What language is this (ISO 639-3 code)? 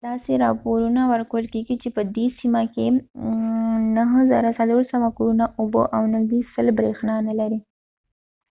pus